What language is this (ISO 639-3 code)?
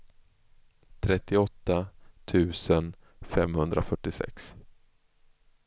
swe